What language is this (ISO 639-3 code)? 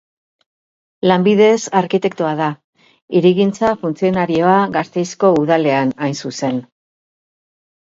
eus